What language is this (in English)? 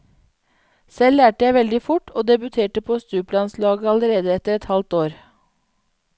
Norwegian